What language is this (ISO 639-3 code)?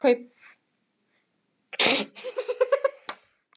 isl